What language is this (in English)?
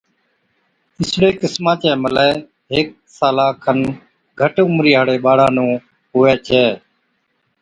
Od